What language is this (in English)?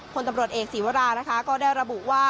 Thai